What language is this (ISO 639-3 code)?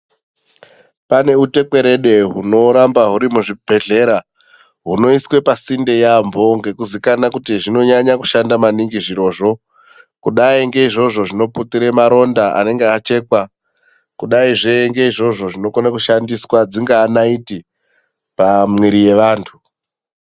ndc